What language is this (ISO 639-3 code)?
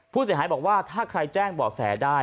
tha